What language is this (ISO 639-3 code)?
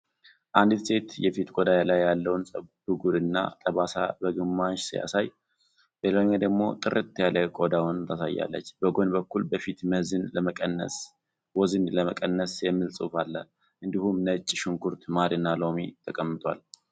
amh